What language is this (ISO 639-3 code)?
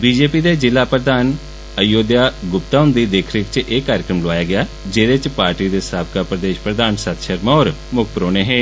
doi